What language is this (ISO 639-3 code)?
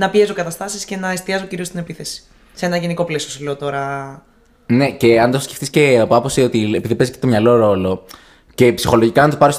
ell